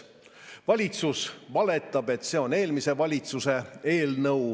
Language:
Estonian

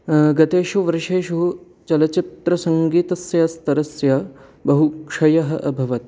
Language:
Sanskrit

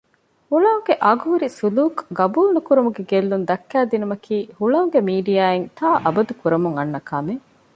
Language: Divehi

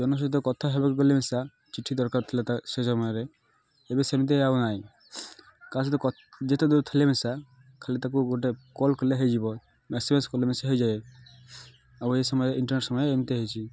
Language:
Odia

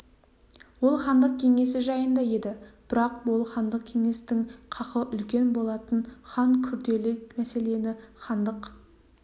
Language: Kazakh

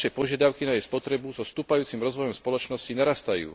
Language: Slovak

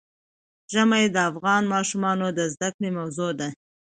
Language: Pashto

